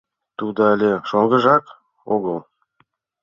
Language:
Mari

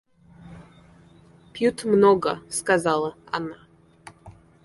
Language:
Russian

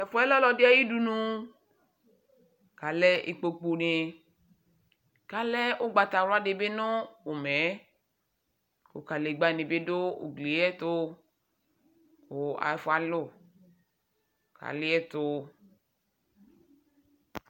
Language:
Ikposo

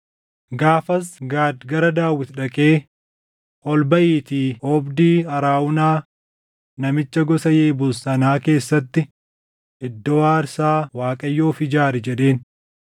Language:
Oromo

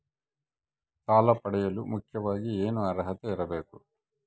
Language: Kannada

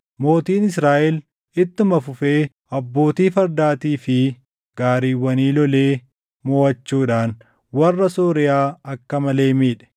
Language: Oromo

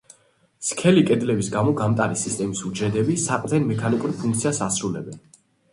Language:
Georgian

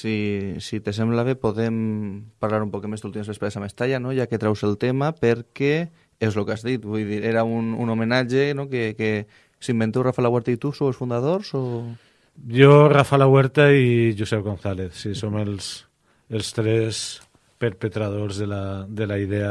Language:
Spanish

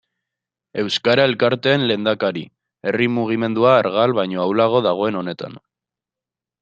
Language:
Basque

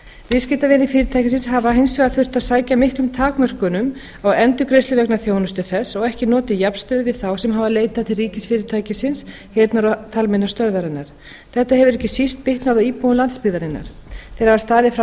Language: Icelandic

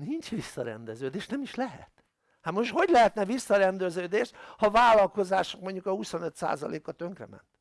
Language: Hungarian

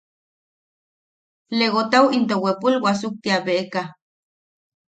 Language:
Yaqui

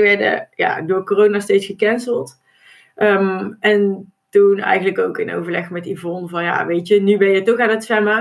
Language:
Dutch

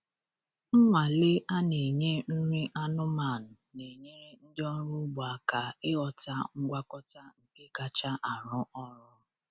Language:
Igbo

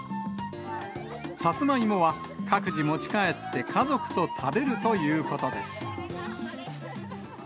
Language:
Japanese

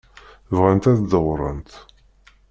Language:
Kabyle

